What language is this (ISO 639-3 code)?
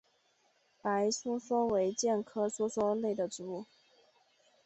zho